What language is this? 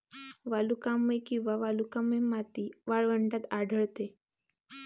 Marathi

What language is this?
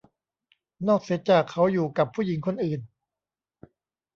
Thai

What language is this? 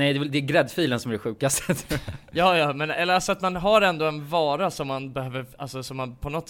Swedish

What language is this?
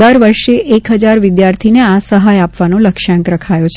Gujarati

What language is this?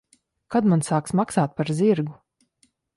Latvian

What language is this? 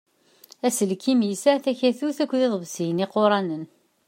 Kabyle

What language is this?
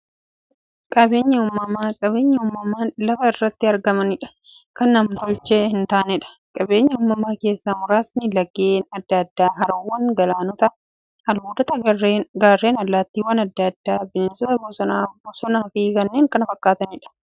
Oromo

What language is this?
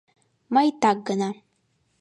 Mari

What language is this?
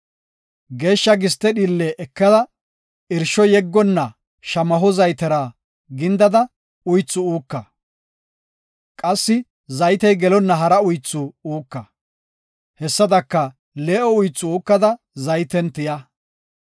Gofa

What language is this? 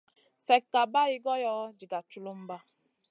Masana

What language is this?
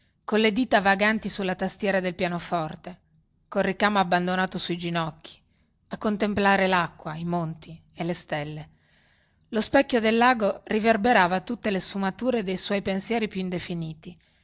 Italian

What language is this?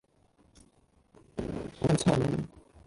Cantonese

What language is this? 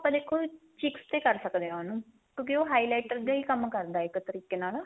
Punjabi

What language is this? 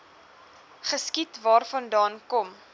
Afrikaans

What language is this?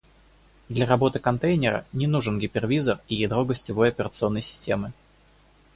Russian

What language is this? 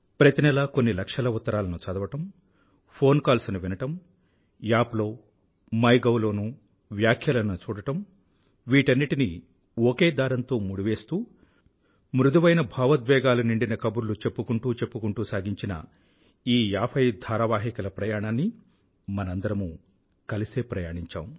Telugu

